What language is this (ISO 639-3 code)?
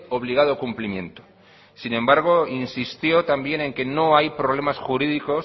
spa